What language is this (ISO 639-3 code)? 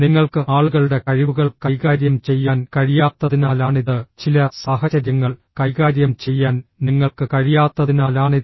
mal